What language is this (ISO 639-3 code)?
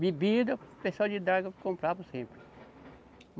por